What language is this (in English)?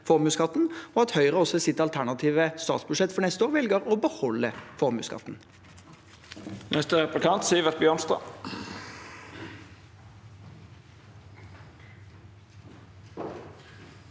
Norwegian